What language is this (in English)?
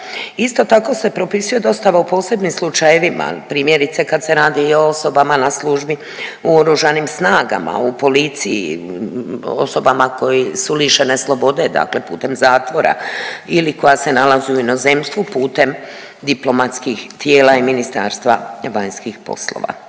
Croatian